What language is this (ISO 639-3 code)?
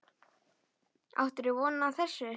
isl